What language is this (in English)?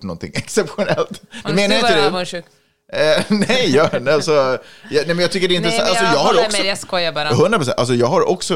Swedish